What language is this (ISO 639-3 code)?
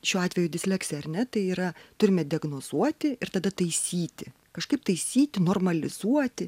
lit